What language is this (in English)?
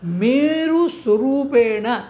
Sanskrit